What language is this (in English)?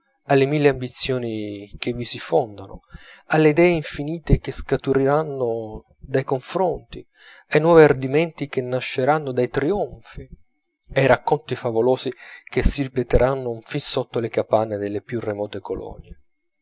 Italian